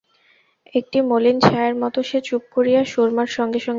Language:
Bangla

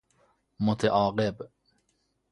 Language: Persian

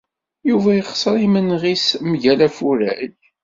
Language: Kabyle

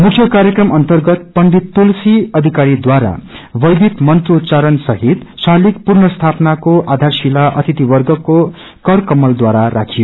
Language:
Nepali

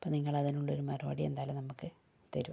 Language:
Malayalam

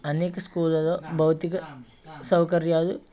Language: Telugu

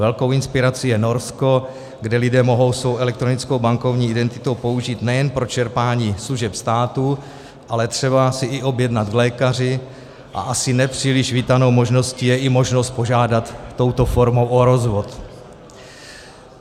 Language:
Czech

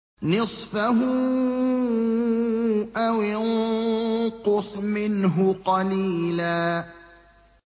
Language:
Arabic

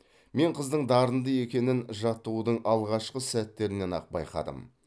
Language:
Kazakh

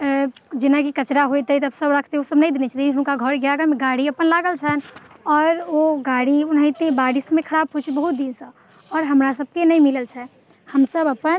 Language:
Maithili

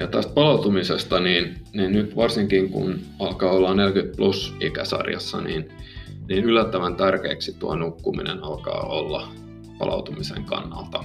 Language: Finnish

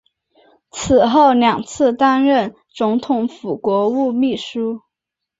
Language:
Chinese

